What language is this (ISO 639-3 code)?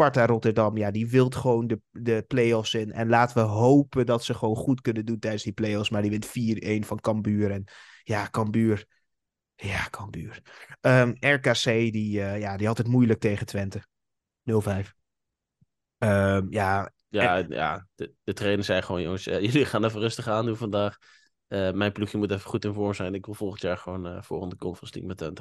nld